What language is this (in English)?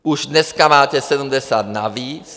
Czech